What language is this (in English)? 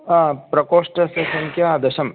Sanskrit